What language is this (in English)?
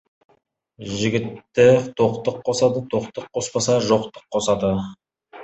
Kazakh